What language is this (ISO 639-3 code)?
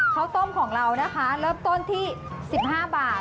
tha